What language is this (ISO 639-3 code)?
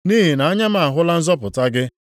ibo